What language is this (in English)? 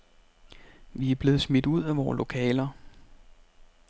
Danish